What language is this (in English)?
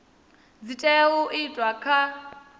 Venda